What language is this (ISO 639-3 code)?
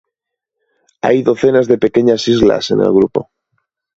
spa